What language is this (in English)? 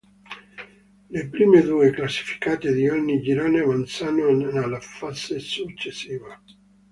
Italian